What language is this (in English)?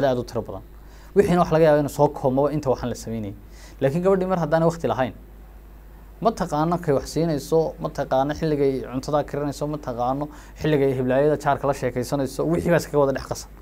Arabic